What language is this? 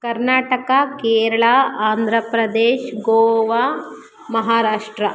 Kannada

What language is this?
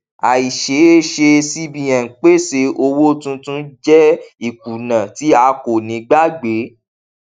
Yoruba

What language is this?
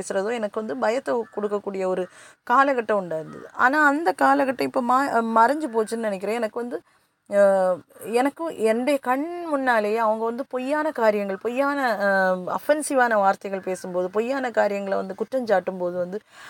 Tamil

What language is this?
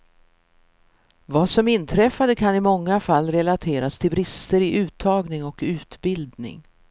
Swedish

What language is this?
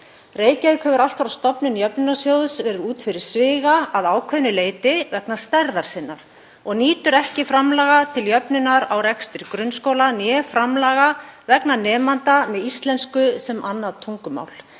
Icelandic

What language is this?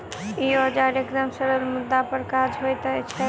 Maithili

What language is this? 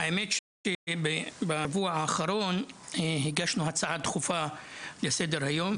Hebrew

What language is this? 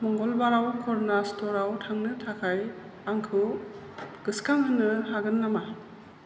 Bodo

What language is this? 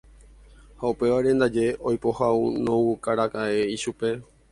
Guarani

